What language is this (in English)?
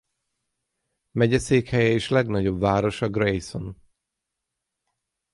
Hungarian